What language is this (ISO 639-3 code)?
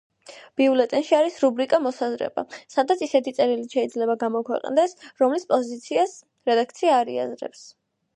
kat